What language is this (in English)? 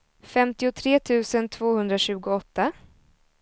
Swedish